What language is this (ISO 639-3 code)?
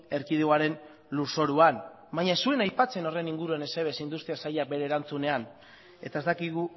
eus